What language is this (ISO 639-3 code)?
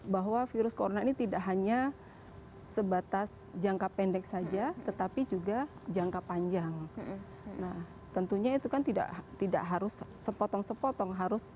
ind